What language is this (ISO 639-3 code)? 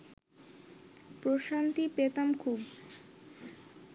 ben